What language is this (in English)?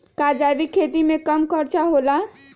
Magahi